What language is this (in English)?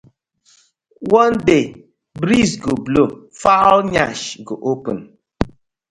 Nigerian Pidgin